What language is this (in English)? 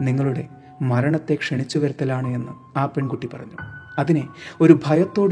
Malayalam